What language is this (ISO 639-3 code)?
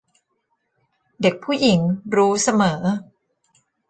tha